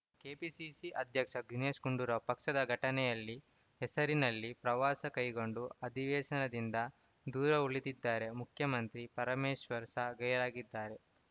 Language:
Kannada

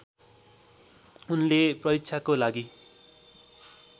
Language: Nepali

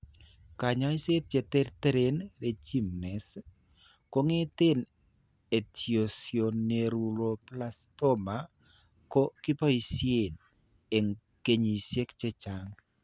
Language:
Kalenjin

